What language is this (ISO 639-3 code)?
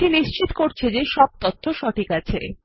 ben